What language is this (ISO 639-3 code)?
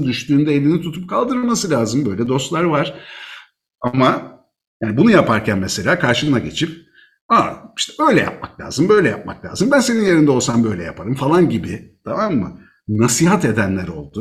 tur